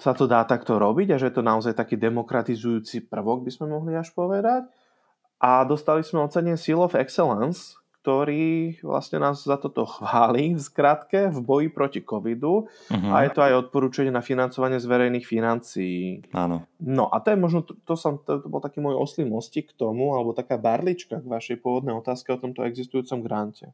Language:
Slovak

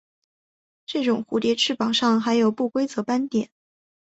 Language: Chinese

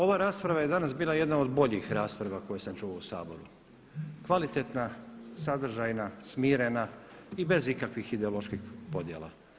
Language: Croatian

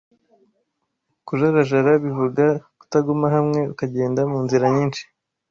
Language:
Kinyarwanda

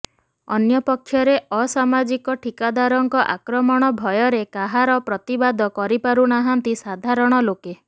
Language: Odia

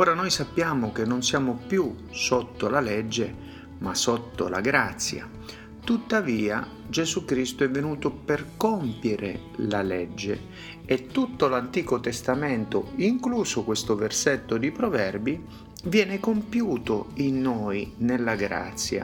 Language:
Italian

